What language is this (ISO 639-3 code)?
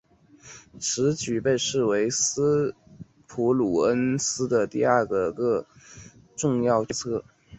zho